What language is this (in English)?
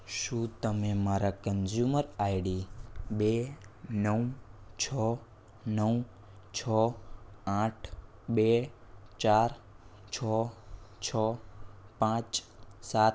Gujarati